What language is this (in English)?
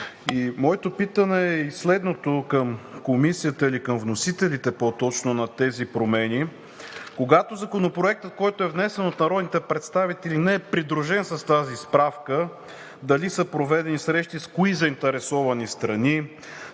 Bulgarian